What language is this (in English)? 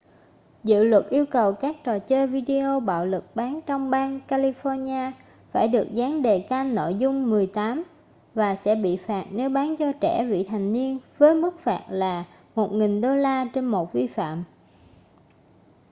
Vietnamese